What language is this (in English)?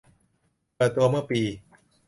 Thai